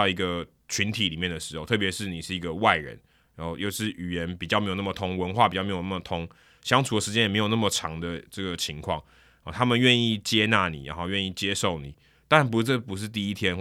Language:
Chinese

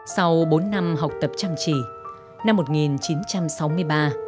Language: Vietnamese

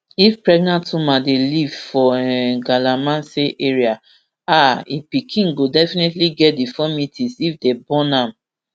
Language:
Nigerian Pidgin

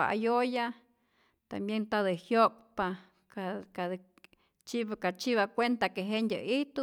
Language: Rayón Zoque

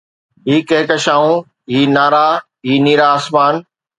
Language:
Sindhi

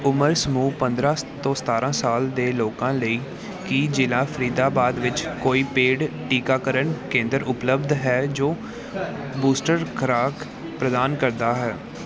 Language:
Punjabi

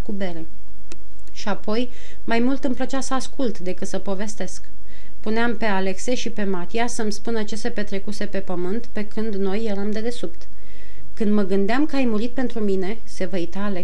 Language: Romanian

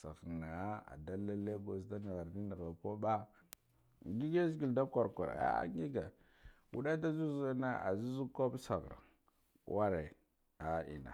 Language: Guduf-Gava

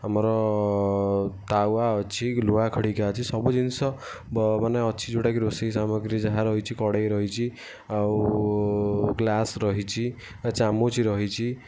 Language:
Odia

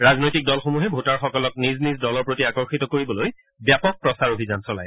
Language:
Assamese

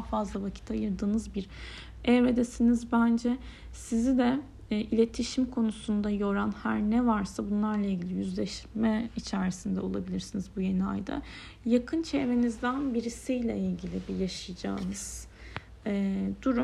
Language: Turkish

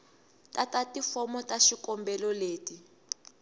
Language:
Tsonga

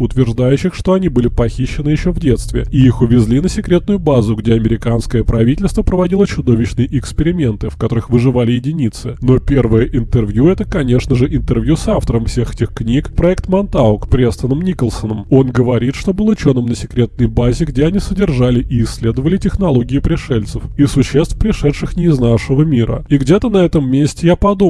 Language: Russian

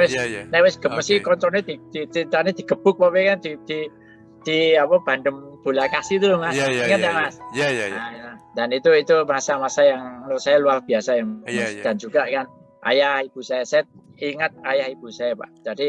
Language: Indonesian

